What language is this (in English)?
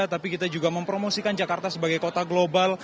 Indonesian